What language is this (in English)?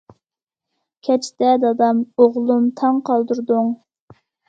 Uyghur